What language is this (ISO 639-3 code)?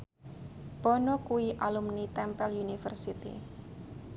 jav